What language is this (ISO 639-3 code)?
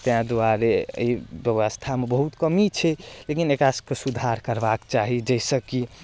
mai